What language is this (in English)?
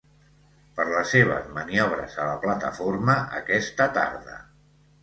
Catalan